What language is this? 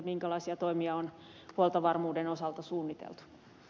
Finnish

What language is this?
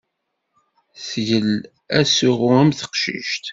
Kabyle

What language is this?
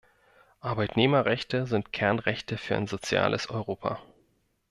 German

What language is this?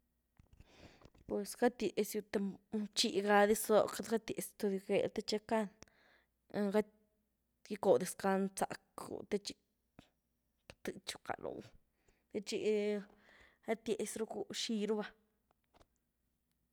Güilá Zapotec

